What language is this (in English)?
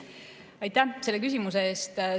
Estonian